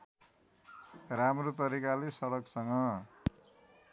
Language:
Nepali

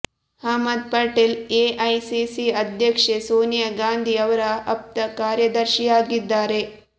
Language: Kannada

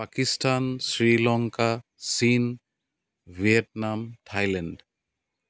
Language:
Assamese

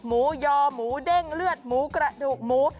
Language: Thai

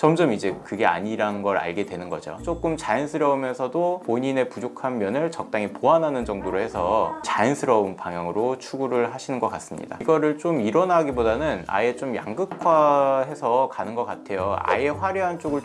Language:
Korean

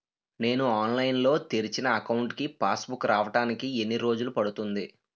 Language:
Telugu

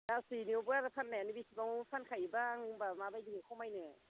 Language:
Bodo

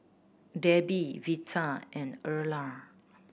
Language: English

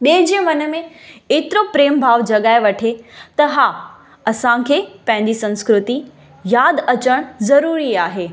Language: Sindhi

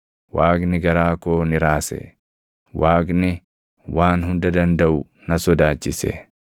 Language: Oromo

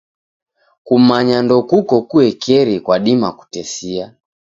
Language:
Taita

